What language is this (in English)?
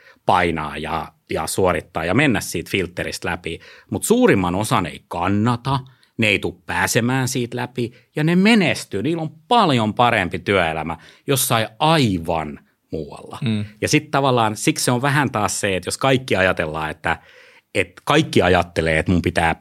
Finnish